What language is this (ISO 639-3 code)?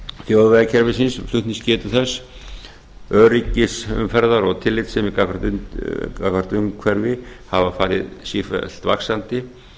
isl